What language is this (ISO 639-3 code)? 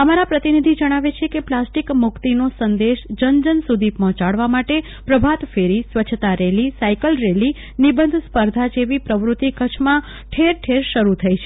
guj